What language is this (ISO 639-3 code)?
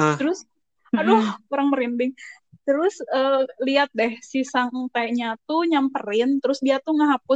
ind